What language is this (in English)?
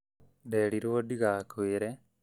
Kikuyu